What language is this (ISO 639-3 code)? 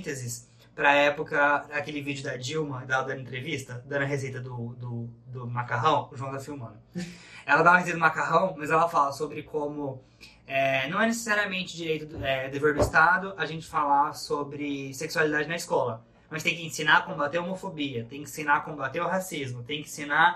por